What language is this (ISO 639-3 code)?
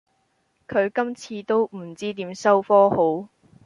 yue